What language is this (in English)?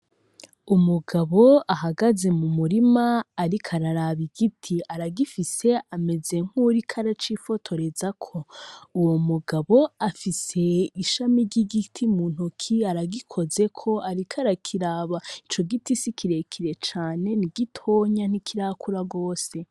Rundi